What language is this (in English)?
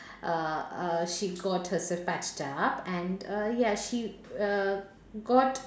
English